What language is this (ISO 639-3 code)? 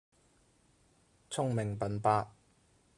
yue